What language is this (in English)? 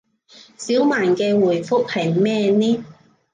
Cantonese